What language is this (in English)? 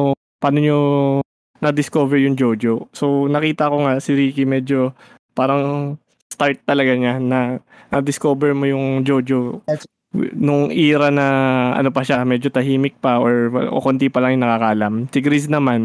Filipino